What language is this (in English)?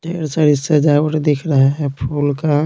Hindi